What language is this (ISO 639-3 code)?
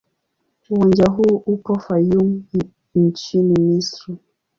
swa